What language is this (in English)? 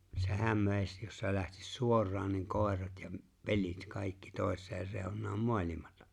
Finnish